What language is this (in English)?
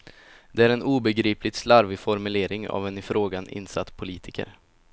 Swedish